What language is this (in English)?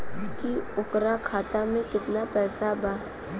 Bhojpuri